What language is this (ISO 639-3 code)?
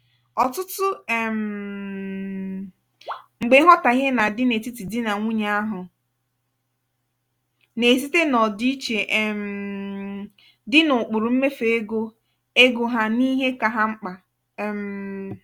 ibo